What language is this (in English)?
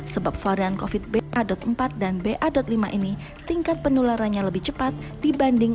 Indonesian